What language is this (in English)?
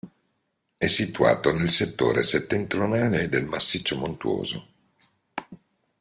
Italian